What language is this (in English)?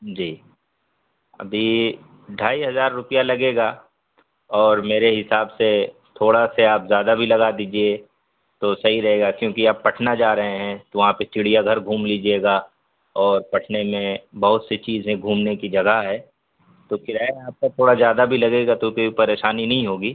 Urdu